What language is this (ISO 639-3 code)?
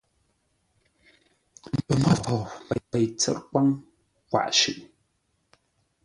nla